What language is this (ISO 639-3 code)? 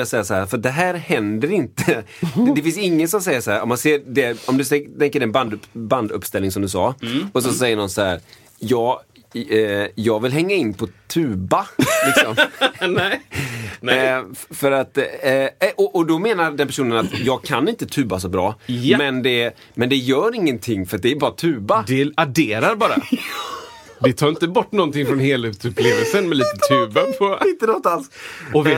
swe